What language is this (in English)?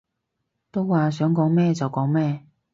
Cantonese